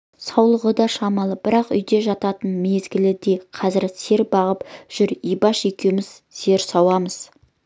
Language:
Kazakh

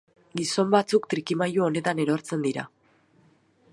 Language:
Basque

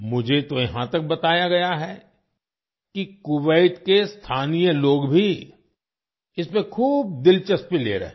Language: Hindi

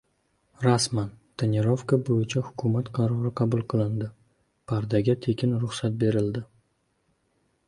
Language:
Uzbek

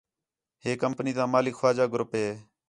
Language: Khetrani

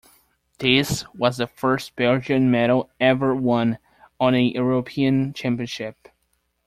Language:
English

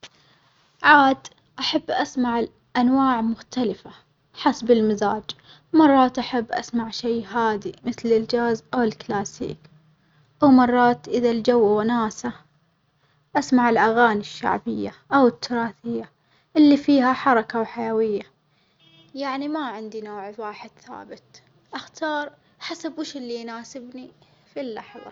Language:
Omani Arabic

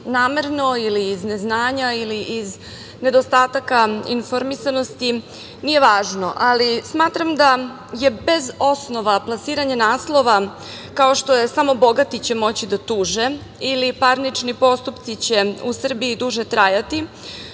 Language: Serbian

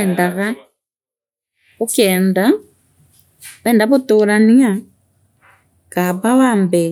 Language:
Meru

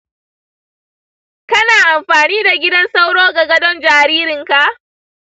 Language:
Hausa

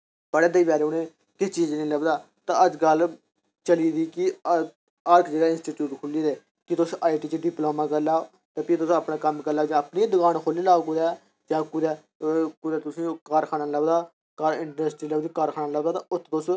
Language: Dogri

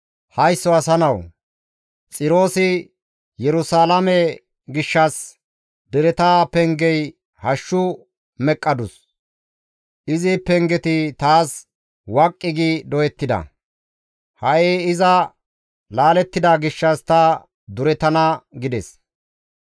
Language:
Gamo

